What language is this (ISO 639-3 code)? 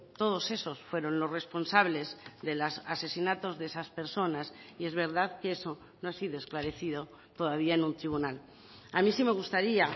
spa